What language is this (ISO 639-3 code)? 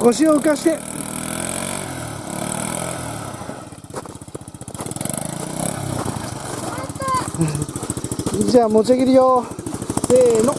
jpn